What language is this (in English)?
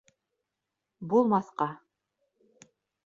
Bashkir